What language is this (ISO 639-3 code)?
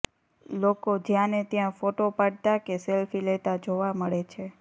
guj